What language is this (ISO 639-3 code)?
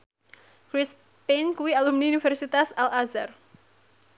jav